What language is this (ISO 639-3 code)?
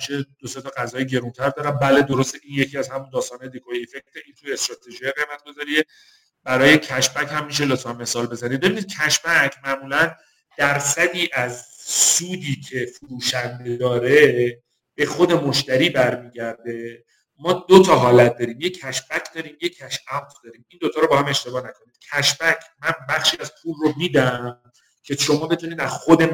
fas